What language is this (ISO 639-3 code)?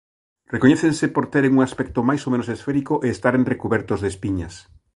glg